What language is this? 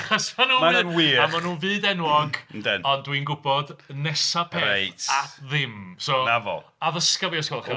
Welsh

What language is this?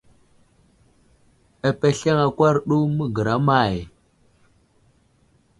Wuzlam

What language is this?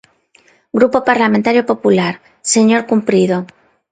Galician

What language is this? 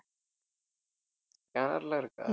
Tamil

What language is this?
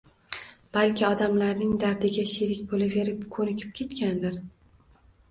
Uzbek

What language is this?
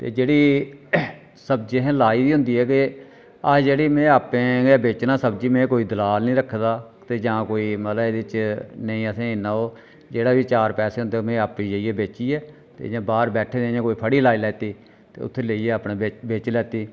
Dogri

